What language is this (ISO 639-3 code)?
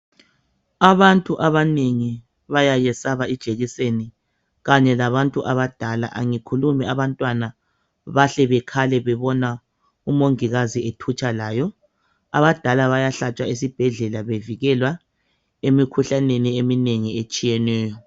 nde